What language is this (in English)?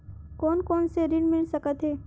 Chhattisgarhi